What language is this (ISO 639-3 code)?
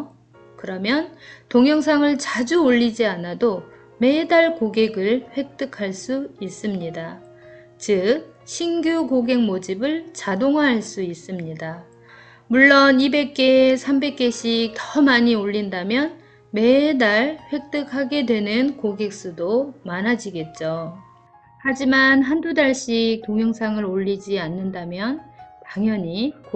kor